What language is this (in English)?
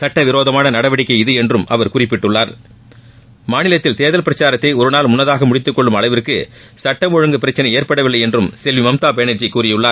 Tamil